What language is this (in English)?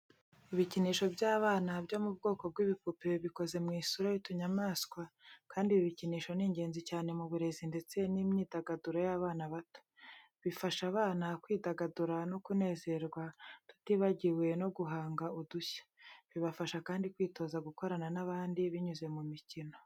Kinyarwanda